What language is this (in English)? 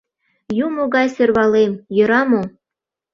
Mari